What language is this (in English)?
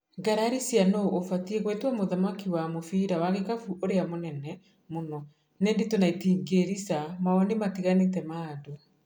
Kikuyu